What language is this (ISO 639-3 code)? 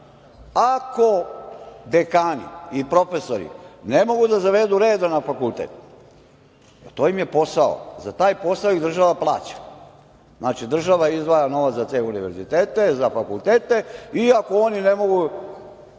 srp